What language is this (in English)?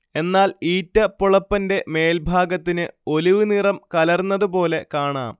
Malayalam